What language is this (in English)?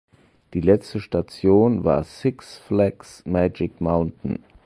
German